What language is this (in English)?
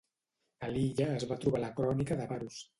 Catalan